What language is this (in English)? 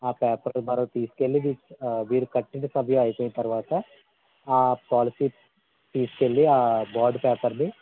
Telugu